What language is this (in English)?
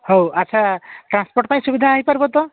Odia